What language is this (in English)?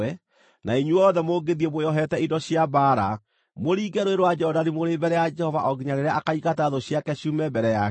Kikuyu